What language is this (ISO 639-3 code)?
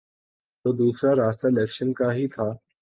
urd